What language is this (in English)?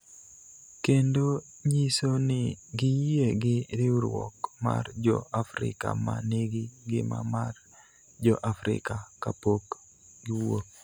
Luo (Kenya and Tanzania)